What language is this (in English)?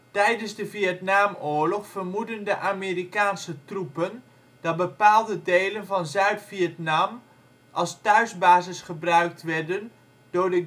Dutch